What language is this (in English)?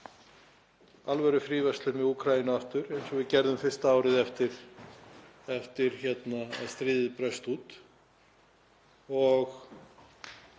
Icelandic